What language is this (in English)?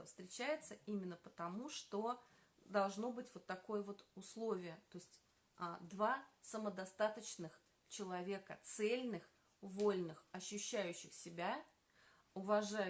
Russian